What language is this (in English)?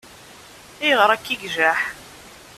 Kabyle